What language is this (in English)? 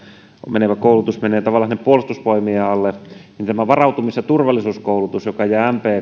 Finnish